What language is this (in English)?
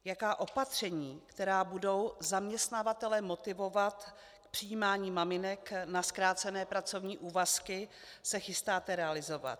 Czech